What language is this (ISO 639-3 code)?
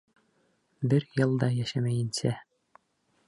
bak